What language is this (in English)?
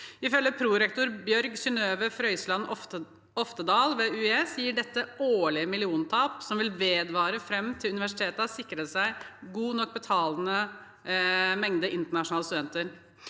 Norwegian